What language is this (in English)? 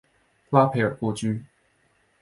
Chinese